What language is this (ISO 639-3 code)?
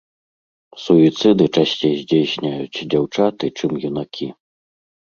bel